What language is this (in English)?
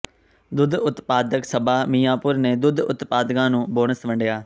Punjabi